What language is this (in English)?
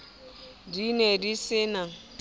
Southern Sotho